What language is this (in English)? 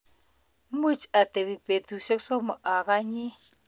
Kalenjin